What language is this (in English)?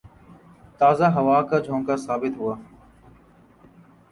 Urdu